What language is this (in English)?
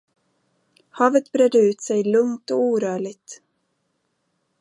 Swedish